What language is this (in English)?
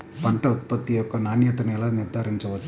Telugu